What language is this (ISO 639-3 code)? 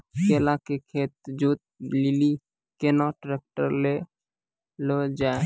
mai